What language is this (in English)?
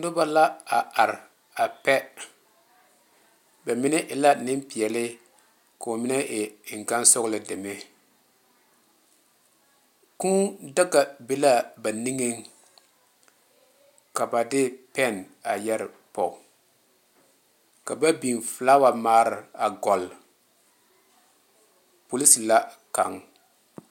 Southern Dagaare